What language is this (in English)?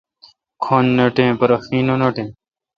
Kalkoti